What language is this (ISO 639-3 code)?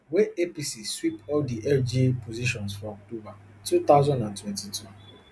pcm